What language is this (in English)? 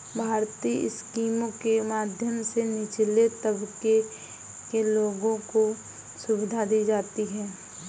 Hindi